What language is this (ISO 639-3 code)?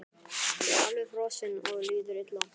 isl